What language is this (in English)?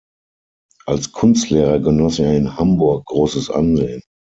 German